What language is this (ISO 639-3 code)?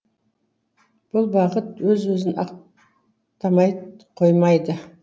kaz